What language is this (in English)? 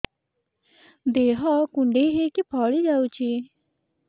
Odia